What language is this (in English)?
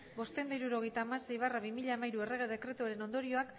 Basque